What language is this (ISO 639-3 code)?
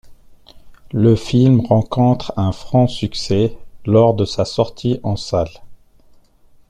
fra